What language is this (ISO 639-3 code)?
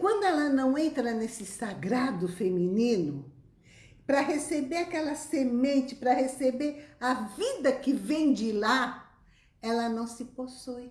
por